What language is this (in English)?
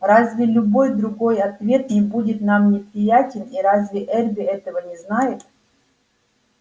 Russian